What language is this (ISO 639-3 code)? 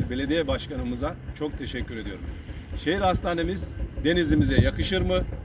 tur